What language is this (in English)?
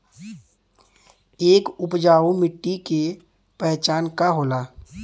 Bhojpuri